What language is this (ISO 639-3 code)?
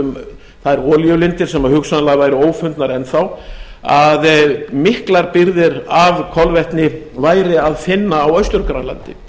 isl